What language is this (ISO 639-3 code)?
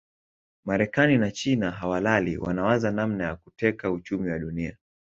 swa